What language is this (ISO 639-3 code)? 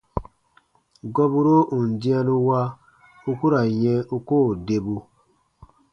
bba